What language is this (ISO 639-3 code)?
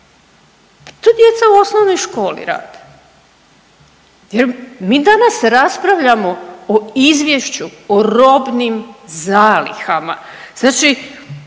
hrv